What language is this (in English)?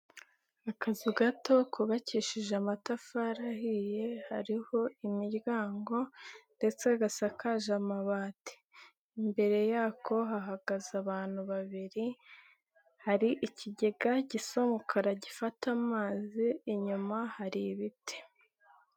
Kinyarwanda